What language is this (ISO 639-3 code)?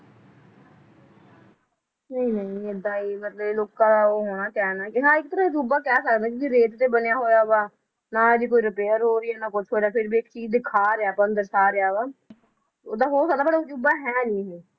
pan